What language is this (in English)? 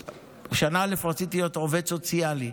Hebrew